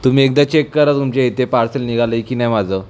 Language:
Marathi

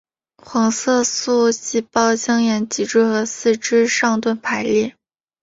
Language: Chinese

